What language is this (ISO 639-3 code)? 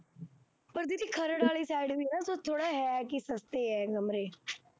pan